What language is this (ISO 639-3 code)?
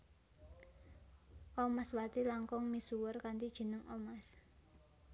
jav